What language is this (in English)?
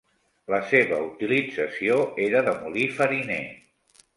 Catalan